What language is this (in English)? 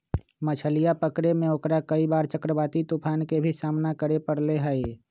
Magahi